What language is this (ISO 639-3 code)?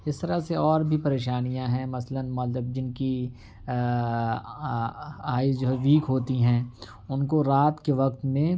urd